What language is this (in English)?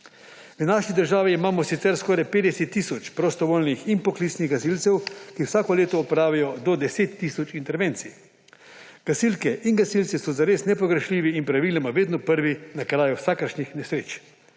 Slovenian